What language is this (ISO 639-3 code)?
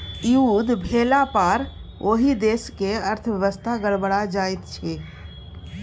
mai